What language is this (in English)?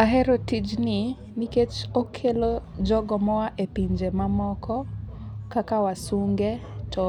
Luo (Kenya and Tanzania)